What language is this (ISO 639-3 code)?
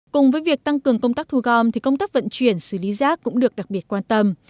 vie